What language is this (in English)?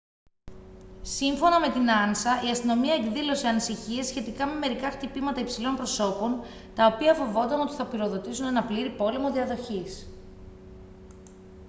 Greek